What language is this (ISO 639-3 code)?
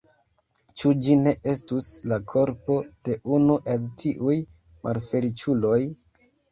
epo